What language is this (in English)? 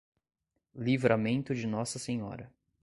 Portuguese